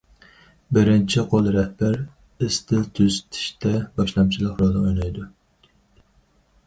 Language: Uyghur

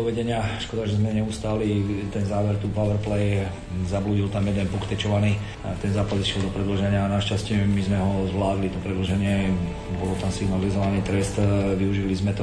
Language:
Slovak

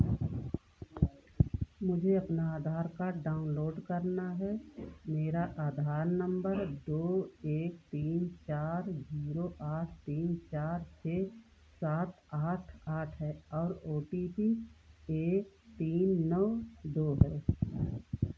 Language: Hindi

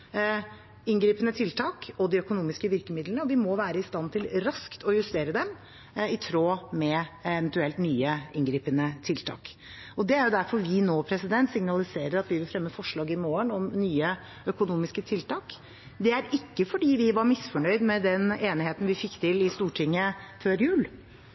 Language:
Norwegian Bokmål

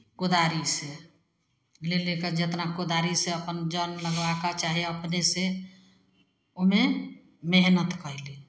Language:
Maithili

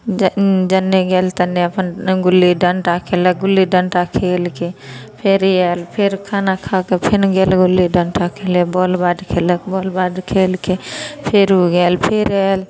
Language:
Maithili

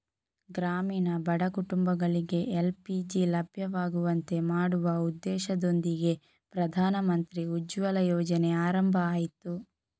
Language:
Kannada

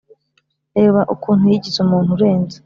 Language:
Kinyarwanda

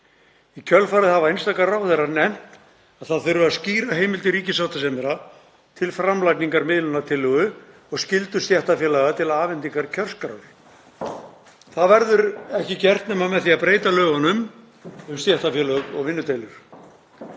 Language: Icelandic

